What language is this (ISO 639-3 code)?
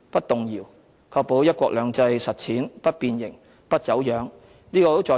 yue